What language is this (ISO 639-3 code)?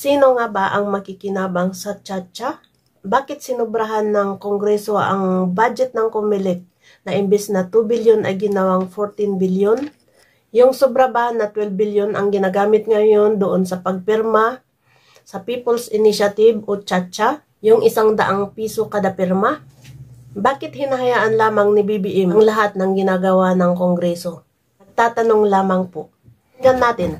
fil